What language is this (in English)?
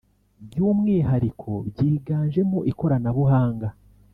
Kinyarwanda